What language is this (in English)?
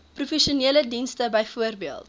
Afrikaans